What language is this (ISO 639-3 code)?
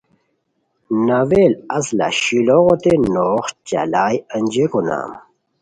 khw